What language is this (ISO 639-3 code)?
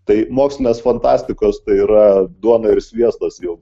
lit